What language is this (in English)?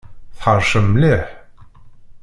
Kabyle